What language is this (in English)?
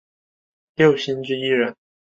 Chinese